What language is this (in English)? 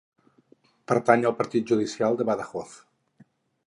Catalan